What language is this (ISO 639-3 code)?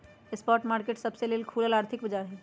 mag